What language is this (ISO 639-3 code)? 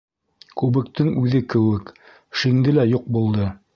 bak